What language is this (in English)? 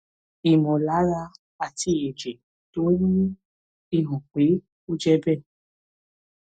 Yoruba